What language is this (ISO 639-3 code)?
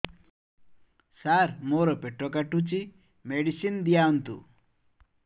ori